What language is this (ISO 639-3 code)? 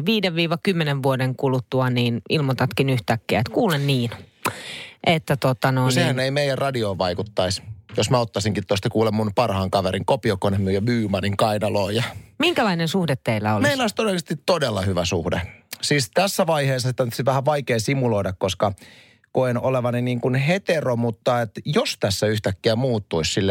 fin